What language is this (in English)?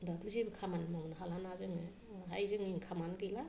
Bodo